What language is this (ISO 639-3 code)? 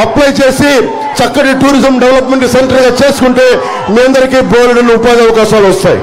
tel